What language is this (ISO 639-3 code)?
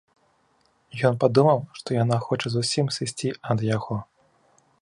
bel